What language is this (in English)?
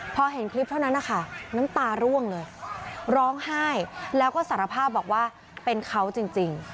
Thai